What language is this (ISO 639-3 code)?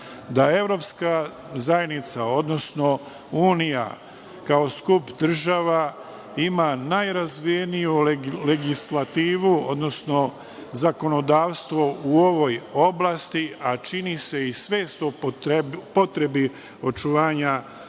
srp